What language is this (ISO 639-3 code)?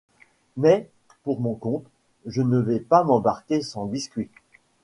fra